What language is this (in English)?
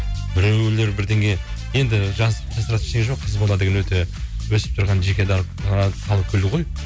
Kazakh